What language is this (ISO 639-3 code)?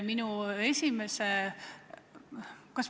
est